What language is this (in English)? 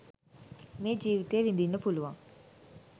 Sinhala